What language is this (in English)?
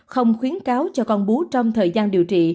Vietnamese